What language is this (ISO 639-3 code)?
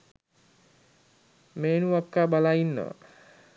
sin